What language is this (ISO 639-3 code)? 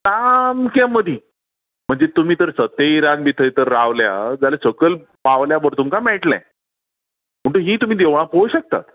kok